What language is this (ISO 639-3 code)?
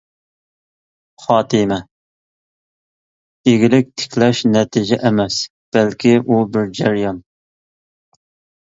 uig